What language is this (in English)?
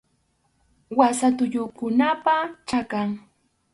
Arequipa-La Unión Quechua